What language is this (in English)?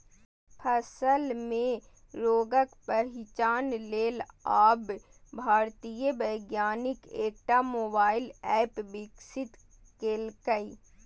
Maithili